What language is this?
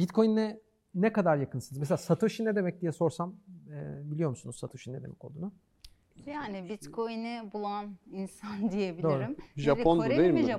Turkish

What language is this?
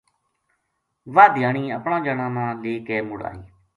Gujari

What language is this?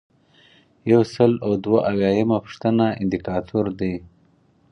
Pashto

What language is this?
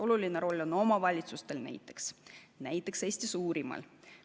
Estonian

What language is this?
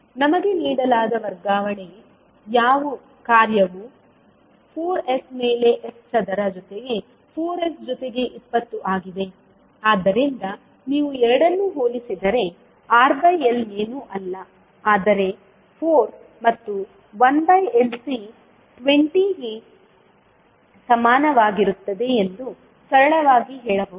Kannada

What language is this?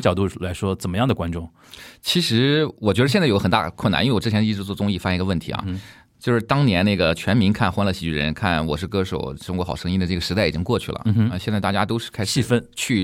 Chinese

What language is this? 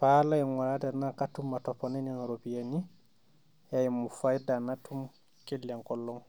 Masai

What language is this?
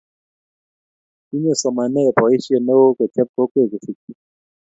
Kalenjin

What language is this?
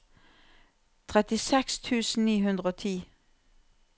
Norwegian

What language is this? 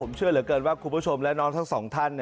Thai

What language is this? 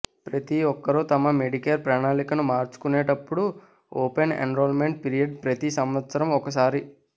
Telugu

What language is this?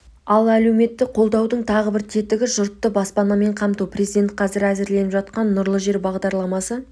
Kazakh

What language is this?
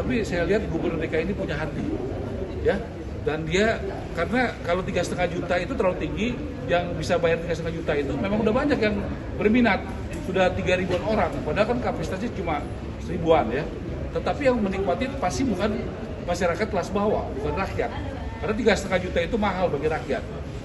Indonesian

